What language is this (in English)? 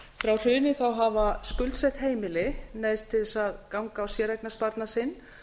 Icelandic